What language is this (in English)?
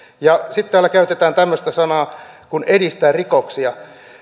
Finnish